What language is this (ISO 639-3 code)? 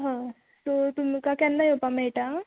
kok